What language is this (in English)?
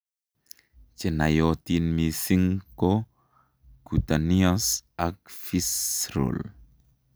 Kalenjin